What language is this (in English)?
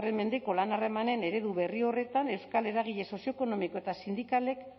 Basque